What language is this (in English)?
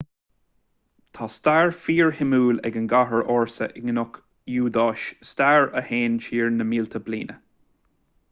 Irish